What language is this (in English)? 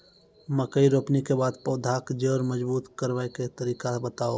Maithili